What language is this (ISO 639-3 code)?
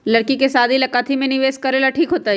mag